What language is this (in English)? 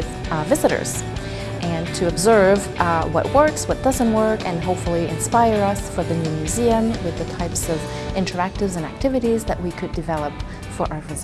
English